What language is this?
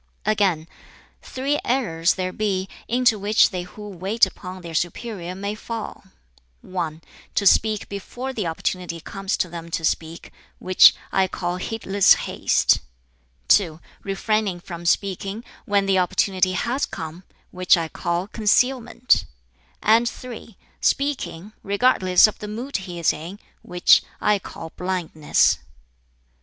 English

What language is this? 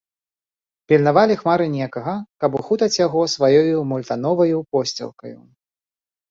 Belarusian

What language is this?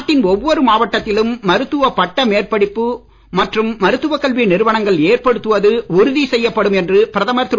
Tamil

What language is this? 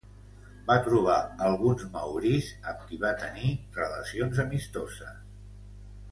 Catalan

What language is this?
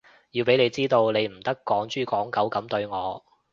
Cantonese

